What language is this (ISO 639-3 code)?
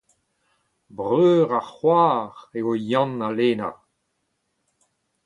bre